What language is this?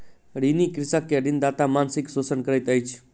Maithili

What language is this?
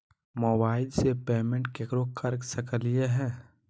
Magahi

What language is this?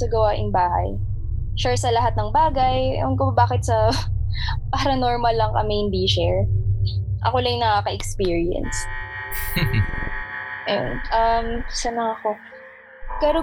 Filipino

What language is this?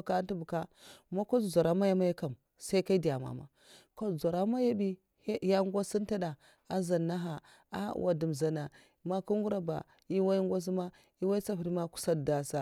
Mafa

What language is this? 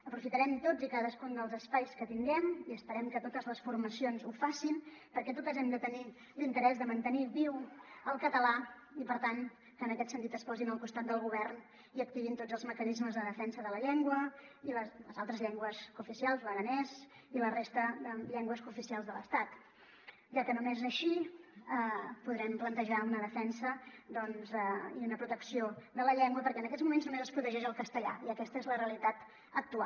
Catalan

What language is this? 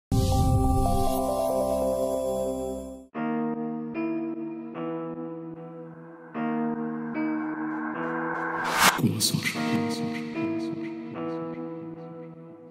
Arabic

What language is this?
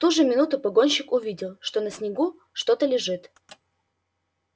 Russian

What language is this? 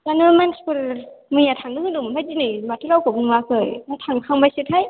Bodo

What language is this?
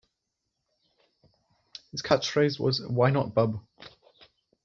English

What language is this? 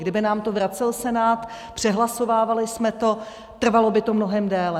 Czech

